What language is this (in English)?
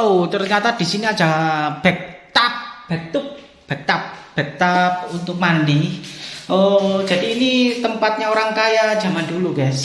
Indonesian